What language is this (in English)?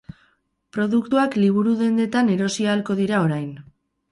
Basque